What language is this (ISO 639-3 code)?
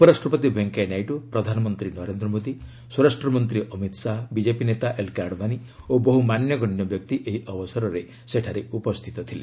ori